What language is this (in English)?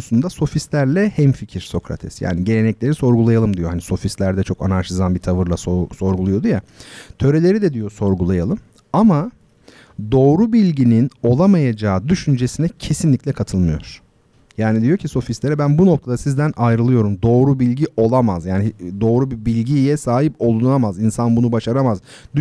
Turkish